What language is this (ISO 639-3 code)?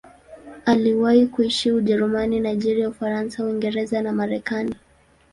swa